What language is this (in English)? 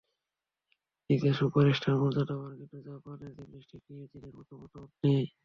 Bangla